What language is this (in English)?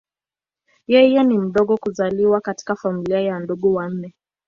Swahili